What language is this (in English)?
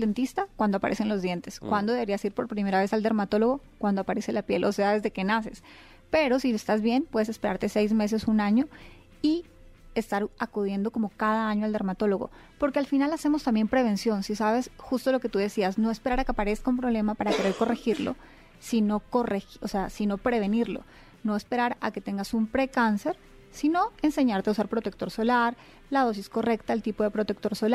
Spanish